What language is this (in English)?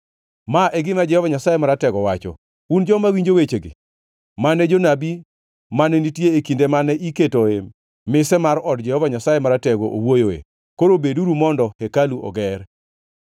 Luo (Kenya and Tanzania)